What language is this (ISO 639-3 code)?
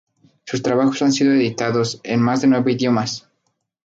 spa